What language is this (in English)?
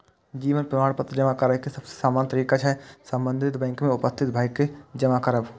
Maithili